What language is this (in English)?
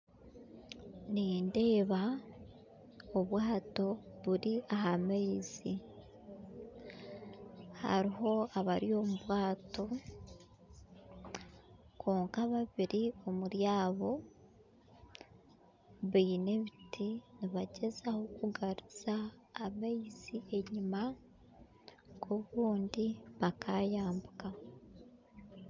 Nyankole